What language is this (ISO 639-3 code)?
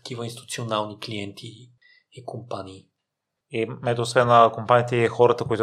bul